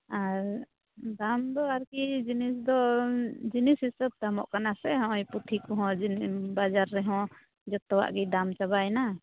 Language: Santali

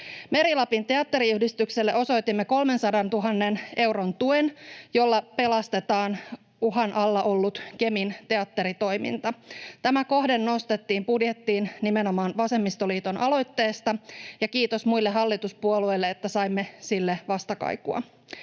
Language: Finnish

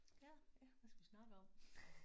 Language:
Danish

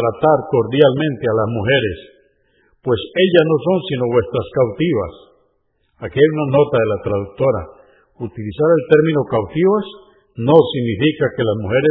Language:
Spanish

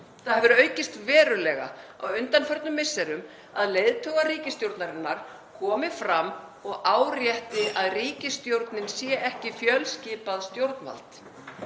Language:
Icelandic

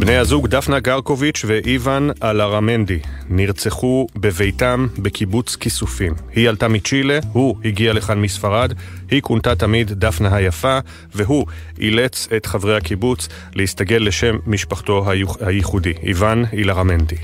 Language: Hebrew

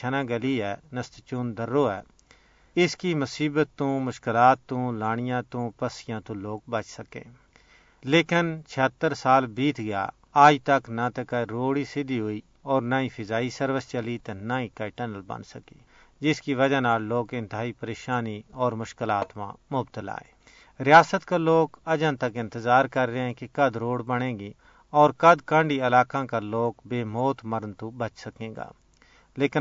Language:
Urdu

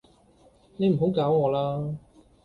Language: Cantonese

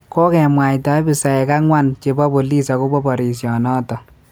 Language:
Kalenjin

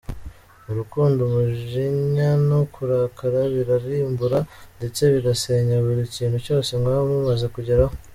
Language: Kinyarwanda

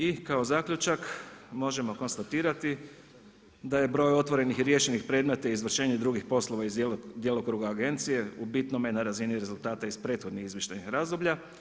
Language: Croatian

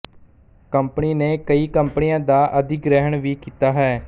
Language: Punjabi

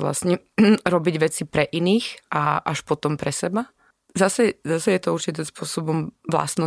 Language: Slovak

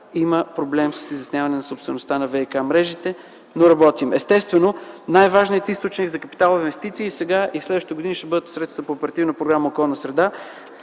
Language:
Bulgarian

